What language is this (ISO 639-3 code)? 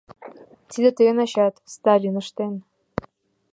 chm